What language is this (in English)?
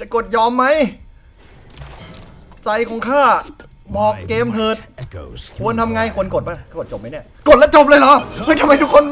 Thai